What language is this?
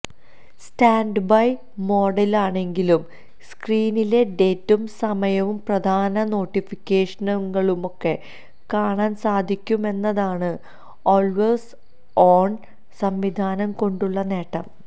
Malayalam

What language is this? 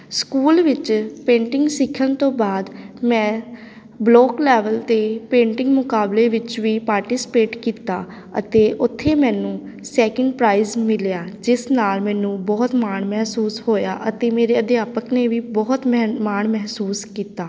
Punjabi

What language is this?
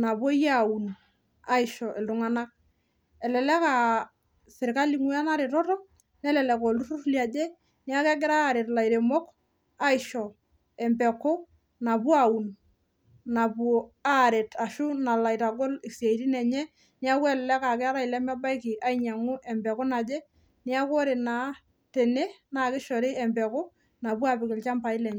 Masai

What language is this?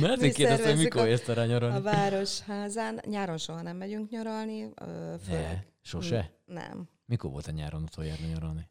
Hungarian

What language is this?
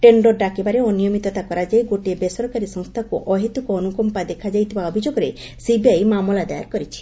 Odia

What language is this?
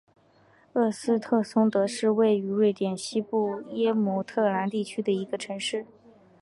Chinese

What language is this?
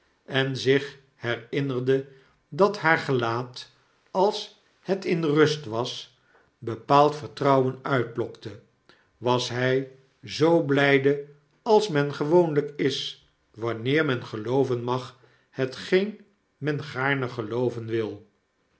Dutch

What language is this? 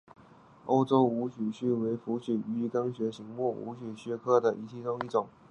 Chinese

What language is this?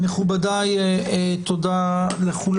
Hebrew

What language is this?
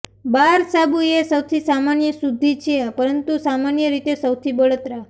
Gujarati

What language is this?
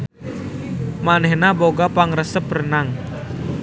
Sundanese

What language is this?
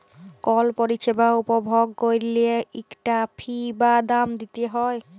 Bangla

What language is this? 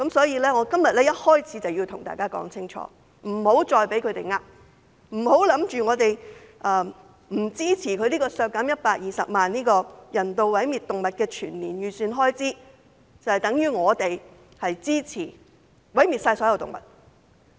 Cantonese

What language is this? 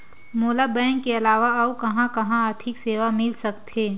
Chhattisgarhi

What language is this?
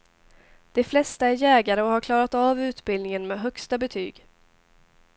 Swedish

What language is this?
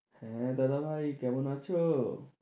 Bangla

